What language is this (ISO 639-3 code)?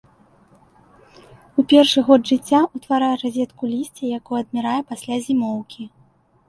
bel